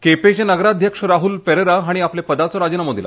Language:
Konkani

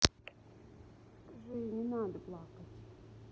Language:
Russian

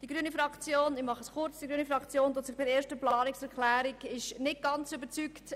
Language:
Swiss German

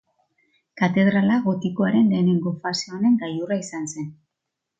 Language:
Basque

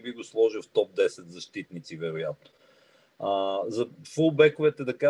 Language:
Bulgarian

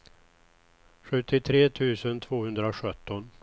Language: Swedish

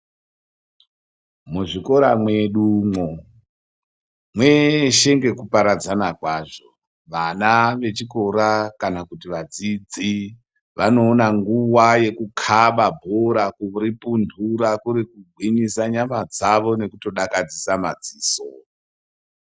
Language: Ndau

